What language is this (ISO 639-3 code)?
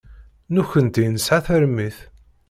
kab